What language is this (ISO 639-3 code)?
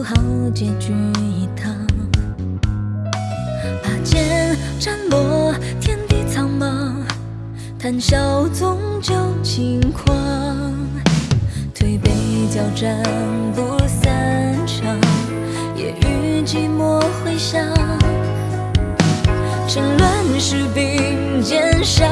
zho